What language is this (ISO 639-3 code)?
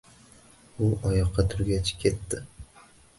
uzb